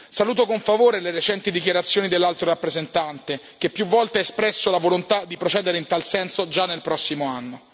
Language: Italian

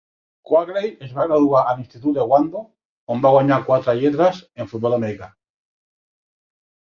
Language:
Catalan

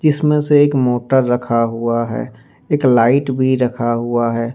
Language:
Hindi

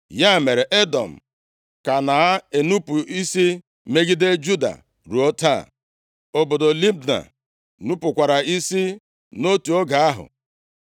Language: Igbo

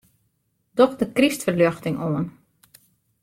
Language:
Western Frisian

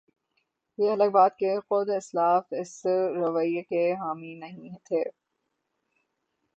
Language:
Urdu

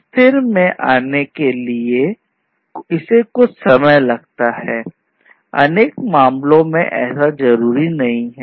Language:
Hindi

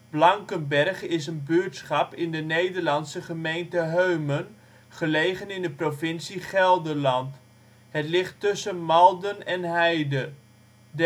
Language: Dutch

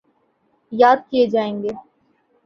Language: Urdu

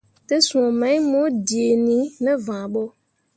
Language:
Mundang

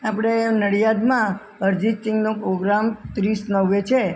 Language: Gujarati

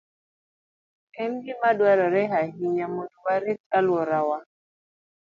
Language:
Luo (Kenya and Tanzania)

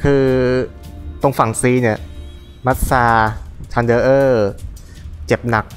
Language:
Thai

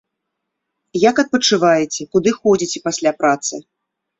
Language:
Belarusian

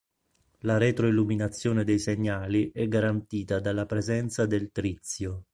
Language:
Italian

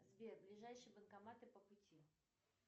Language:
Russian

